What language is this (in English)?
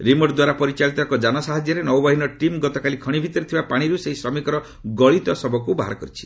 Odia